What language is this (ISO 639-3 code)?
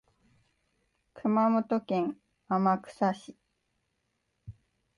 jpn